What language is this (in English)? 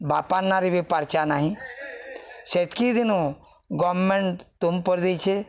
Odia